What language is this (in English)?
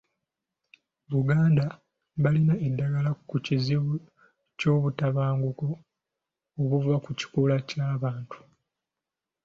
Ganda